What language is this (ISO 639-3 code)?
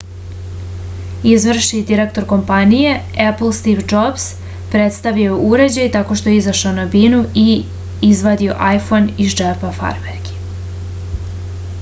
srp